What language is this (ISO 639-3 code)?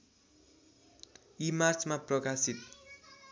nep